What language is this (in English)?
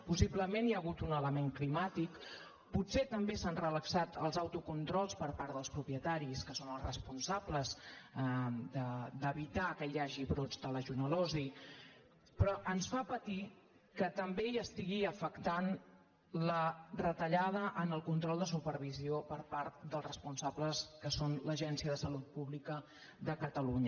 Catalan